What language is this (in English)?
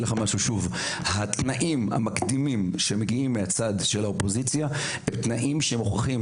Hebrew